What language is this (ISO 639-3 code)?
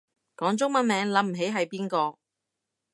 yue